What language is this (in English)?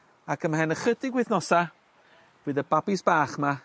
Welsh